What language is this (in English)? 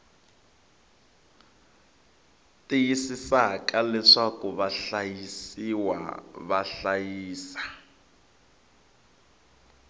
Tsonga